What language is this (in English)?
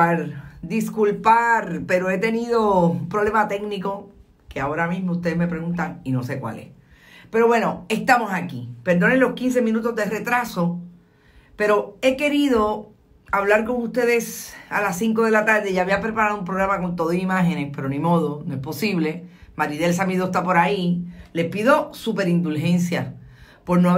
Spanish